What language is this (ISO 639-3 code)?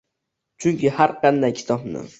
uzb